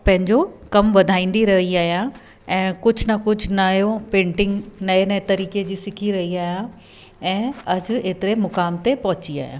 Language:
Sindhi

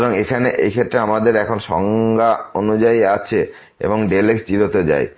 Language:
Bangla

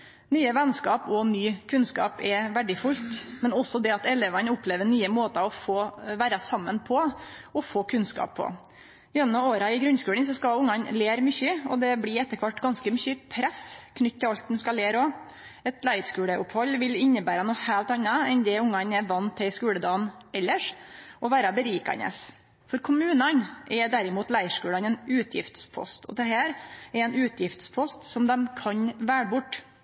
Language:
Norwegian Nynorsk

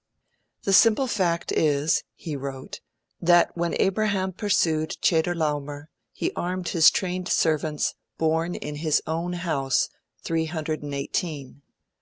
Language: English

